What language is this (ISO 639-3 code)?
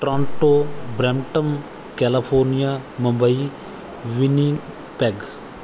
pan